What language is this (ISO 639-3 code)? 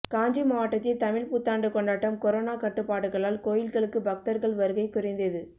tam